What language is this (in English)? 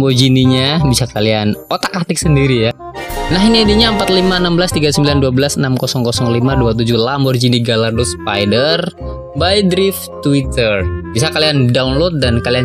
Indonesian